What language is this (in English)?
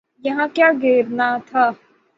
Urdu